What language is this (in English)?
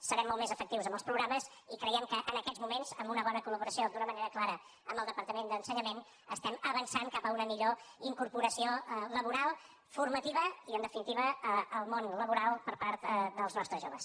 Catalan